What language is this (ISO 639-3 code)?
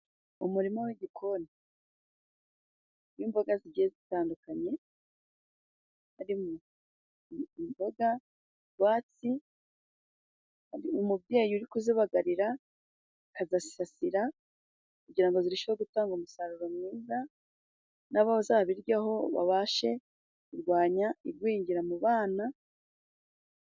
kin